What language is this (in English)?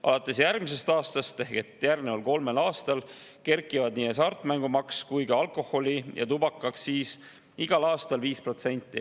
Estonian